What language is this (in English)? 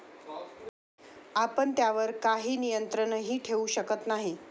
Marathi